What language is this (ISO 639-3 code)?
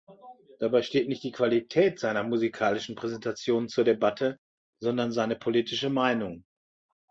deu